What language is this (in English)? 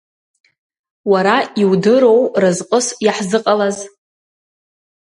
Abkhazian